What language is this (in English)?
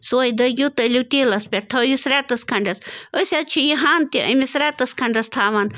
Kashmiri